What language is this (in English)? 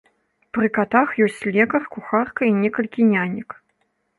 Belarusian